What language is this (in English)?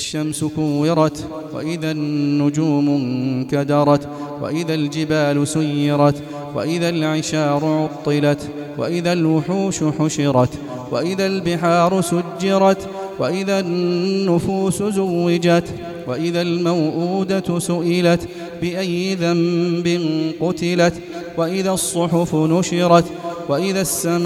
Arabic